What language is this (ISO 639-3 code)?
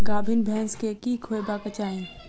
mai